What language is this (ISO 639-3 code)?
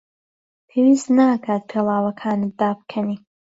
ckb